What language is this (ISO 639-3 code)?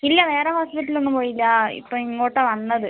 mal